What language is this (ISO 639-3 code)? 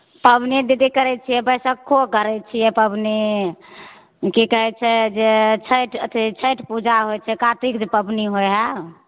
mai